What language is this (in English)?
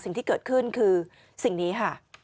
Thai